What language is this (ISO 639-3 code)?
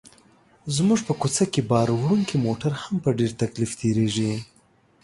pus